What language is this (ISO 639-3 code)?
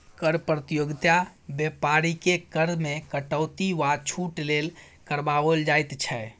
mai